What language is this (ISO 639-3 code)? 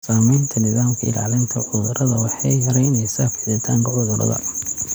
som